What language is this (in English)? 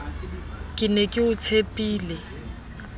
Southern Sotho